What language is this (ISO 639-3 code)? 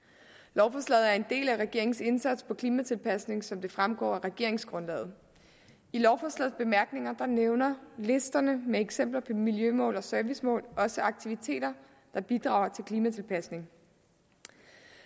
dan